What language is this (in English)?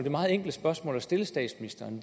Danish